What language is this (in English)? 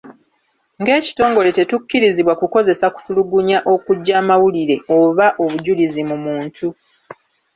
Ganda